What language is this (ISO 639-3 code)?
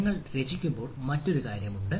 mal